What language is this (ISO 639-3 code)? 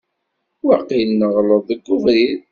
kab